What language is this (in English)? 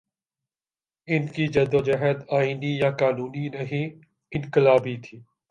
Urdu